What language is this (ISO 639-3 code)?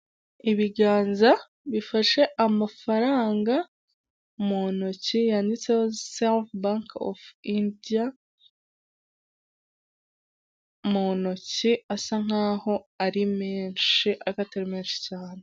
kin